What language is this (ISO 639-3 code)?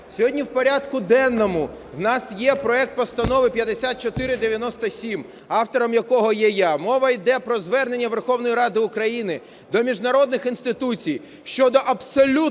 ukr